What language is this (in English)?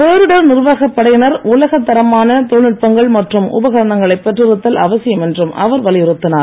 Tamil